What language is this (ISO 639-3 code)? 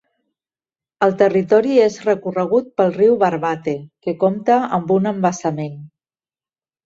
cat